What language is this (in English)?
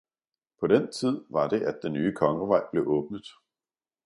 Danish